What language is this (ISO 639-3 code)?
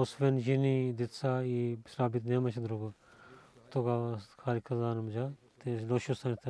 bul